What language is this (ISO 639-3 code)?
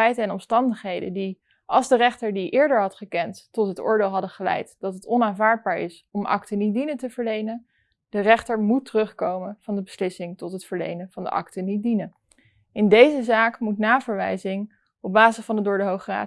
nld